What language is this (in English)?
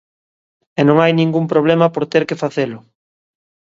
Galician